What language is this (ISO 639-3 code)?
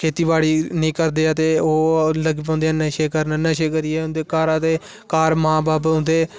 doi